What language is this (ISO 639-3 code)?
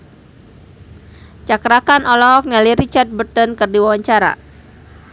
sun